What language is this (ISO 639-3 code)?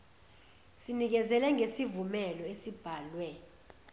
zul